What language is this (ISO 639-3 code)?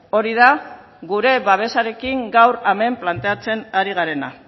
eus